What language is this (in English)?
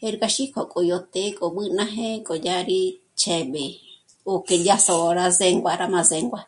Michoacán Mazahua